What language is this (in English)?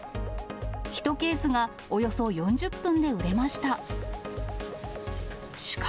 Japanese